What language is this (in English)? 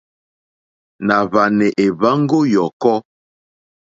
Mokpwe